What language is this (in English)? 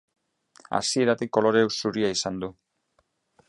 Basque